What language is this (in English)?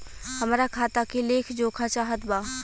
Bhojpuri